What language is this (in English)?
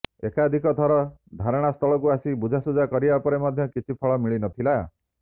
Odia